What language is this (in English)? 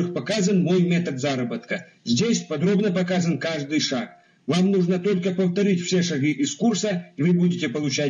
Russian